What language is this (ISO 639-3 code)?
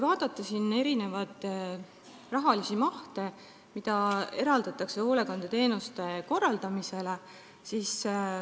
est